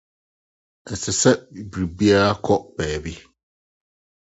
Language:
Akan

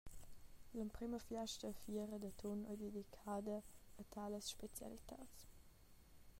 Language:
Romansh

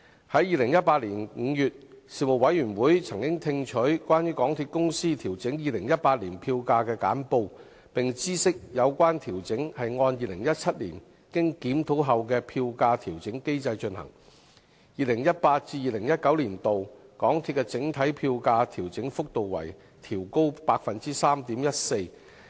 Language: Cantonese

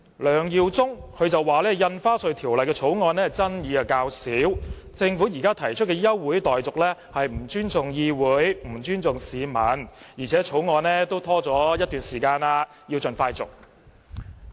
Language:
Cantonese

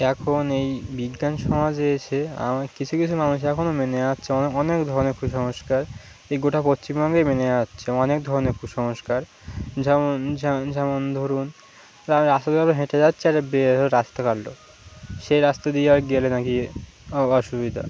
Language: Bangla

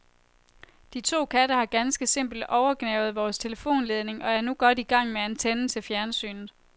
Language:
Danish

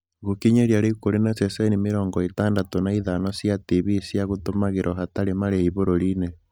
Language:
Kikuyu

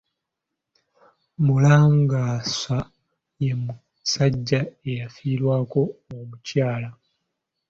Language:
Ganda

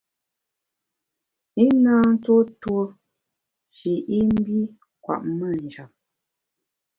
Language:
Bamun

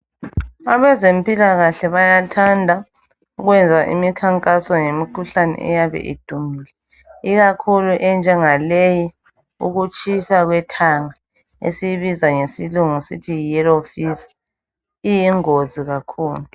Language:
North Ndebele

